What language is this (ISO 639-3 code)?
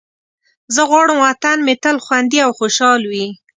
pus